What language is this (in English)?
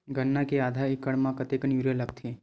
Chhattisgarhi